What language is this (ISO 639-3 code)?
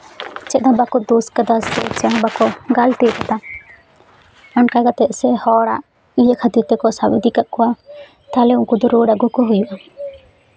sat